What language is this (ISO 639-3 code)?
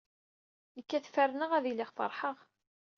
kab